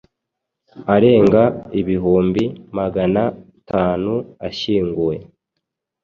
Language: Kinyarwanda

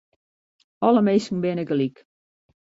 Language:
Western Frisian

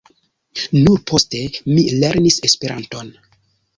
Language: Esperanto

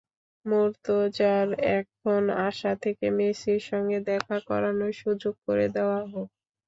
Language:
Bangla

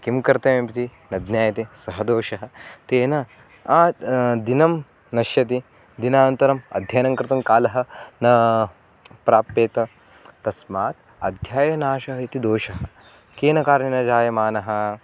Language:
Sanskrit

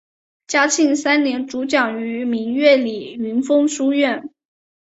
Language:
Chinese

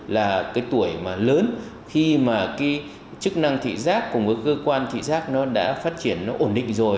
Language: Vietnamese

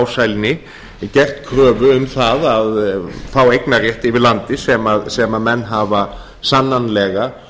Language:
Icelandic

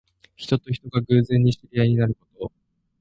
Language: Japanese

